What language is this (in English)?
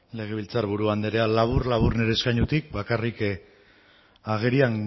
Basque